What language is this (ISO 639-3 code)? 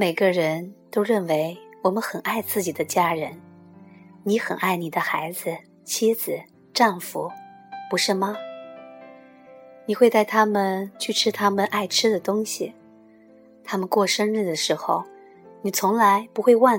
zho